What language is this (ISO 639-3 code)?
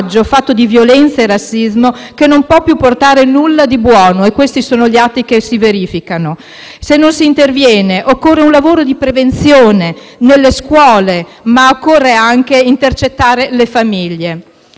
ita